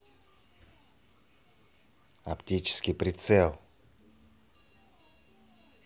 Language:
Russian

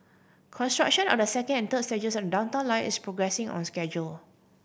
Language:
English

